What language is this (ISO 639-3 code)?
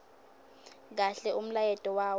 ssw